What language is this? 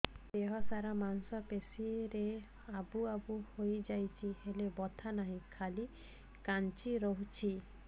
Odia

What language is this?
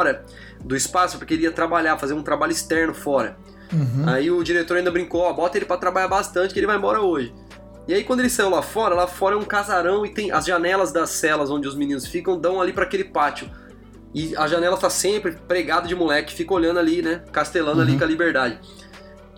Portuguese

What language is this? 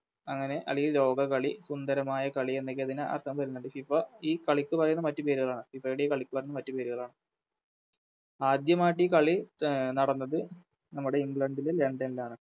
Malayalam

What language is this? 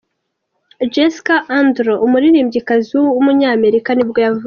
Kinyarwanda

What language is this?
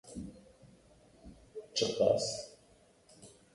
Kurdish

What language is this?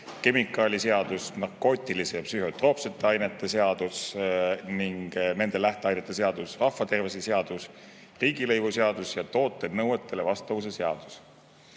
Estonian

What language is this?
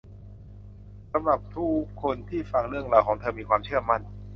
Thai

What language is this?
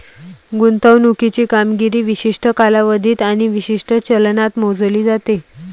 Marathi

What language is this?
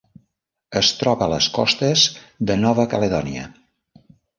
Catalan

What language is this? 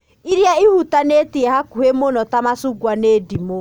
Kikuyu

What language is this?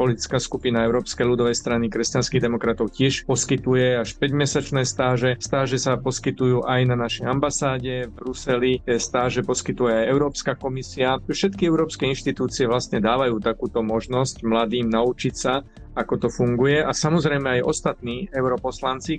Slovak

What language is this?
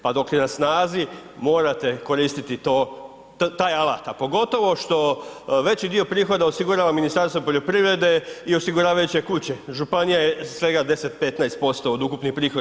Croatian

